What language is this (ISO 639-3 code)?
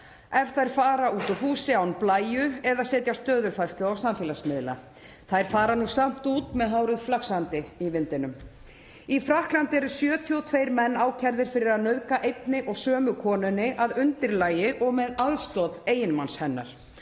isl